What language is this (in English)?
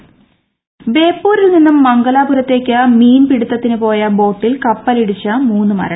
Malayalam